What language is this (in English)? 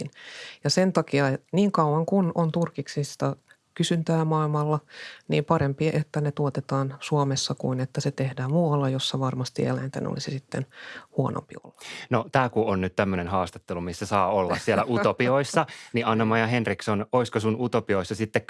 Finnish